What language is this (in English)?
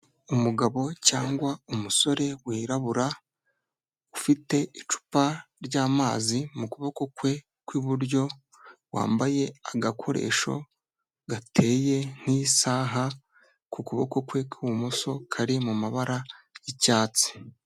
Kinyarwanda